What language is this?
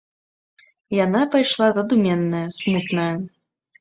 Belarusian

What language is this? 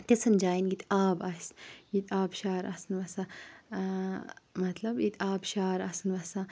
Kashmiri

